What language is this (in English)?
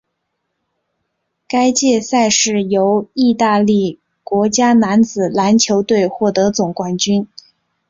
Chinese